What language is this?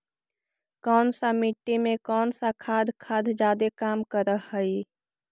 Magahi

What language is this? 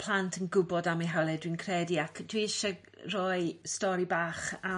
Welsh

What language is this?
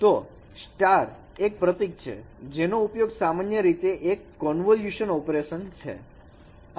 Gujarati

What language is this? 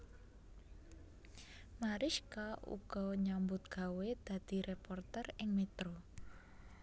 Javanese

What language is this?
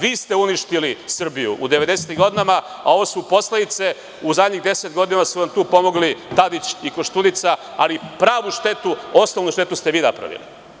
Serbian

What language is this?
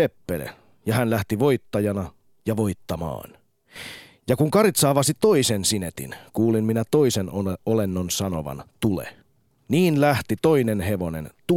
Finnish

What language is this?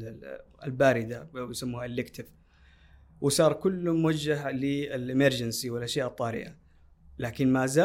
Arabic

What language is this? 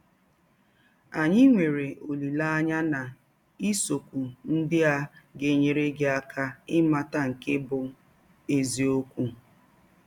Igbo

